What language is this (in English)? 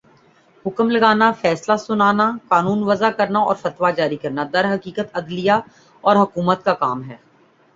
Urdu